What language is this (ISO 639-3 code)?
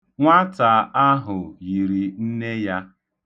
ibo